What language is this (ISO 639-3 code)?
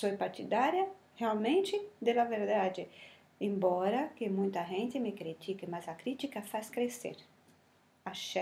por